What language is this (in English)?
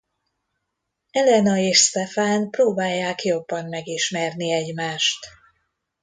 Hungarian